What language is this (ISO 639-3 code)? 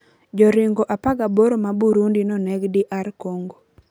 luo